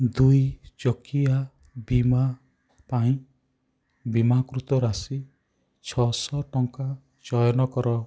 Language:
Odia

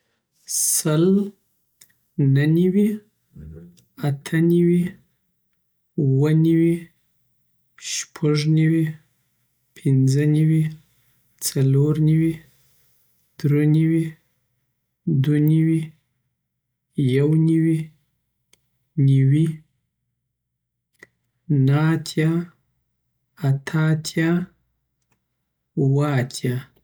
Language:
Southern Pashto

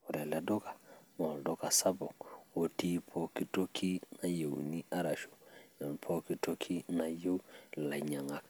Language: Masai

